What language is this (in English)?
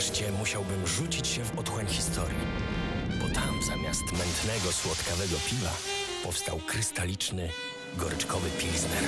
Polish